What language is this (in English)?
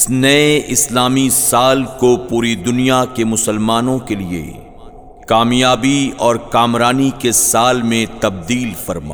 Urdu